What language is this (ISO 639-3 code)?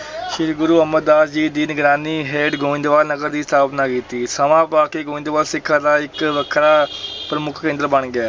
pan